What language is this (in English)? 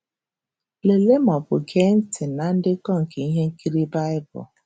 Igbo